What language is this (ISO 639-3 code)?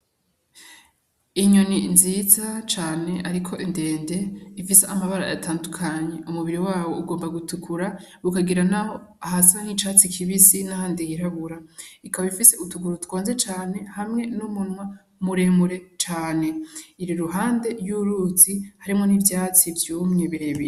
run